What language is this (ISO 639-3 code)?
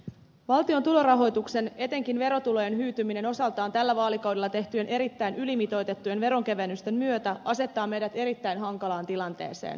fin